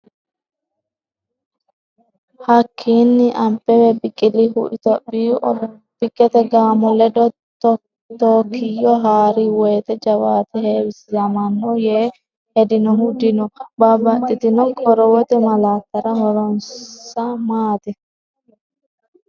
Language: Sidamo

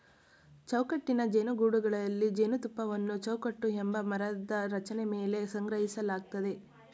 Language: Kannada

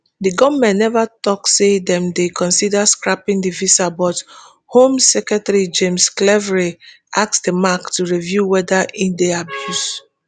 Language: Nigerian Pidgin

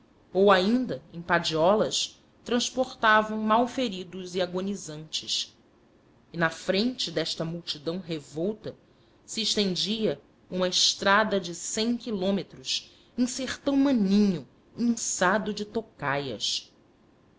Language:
Portuguese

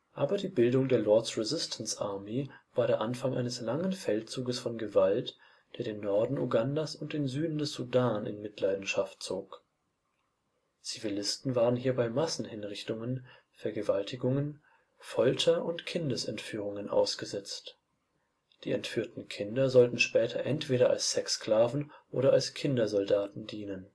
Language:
German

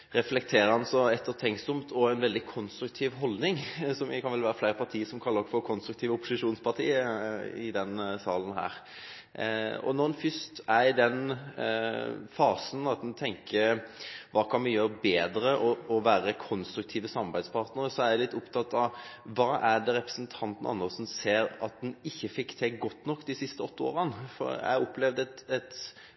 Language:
Norwegian Bokmål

